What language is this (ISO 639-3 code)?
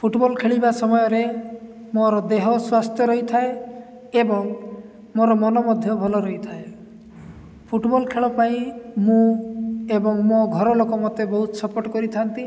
ori